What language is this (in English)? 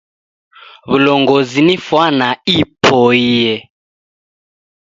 Taita